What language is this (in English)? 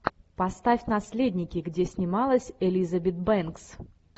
Russian